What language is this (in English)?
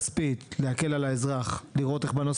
Hebrew